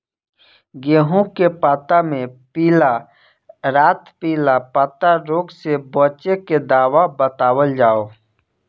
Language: Bhojpuri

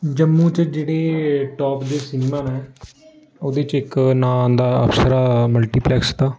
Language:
Dogri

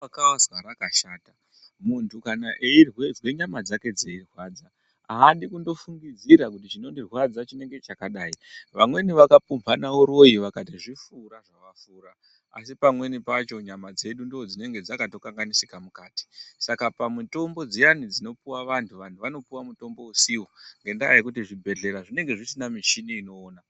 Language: Ndau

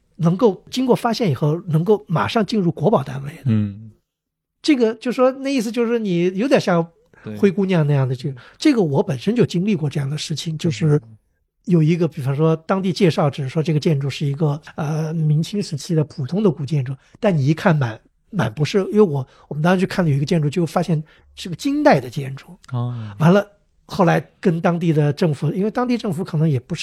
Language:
Chinese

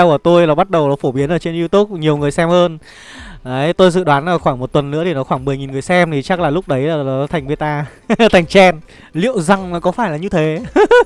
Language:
Vietnamese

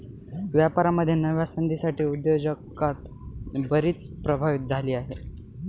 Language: Marathi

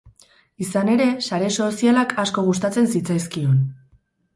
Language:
Basque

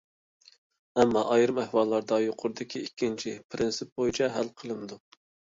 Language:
Uyghur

